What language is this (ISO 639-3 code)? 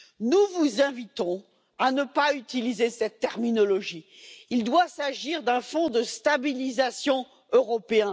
fra